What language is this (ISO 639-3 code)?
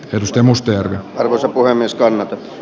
fin